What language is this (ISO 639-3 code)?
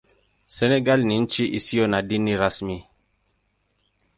swa